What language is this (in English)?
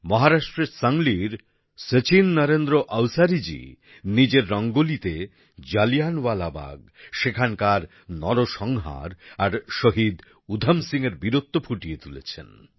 Bangla